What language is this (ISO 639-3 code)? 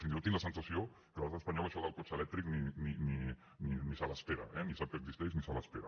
cat